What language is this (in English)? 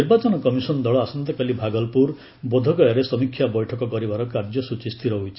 Odia